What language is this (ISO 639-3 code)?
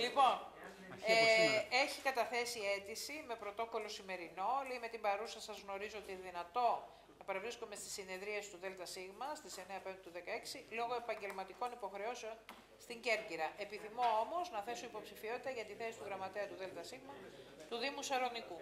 ell